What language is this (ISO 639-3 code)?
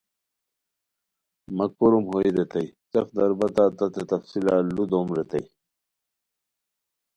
khw